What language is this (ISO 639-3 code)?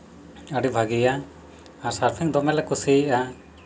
sat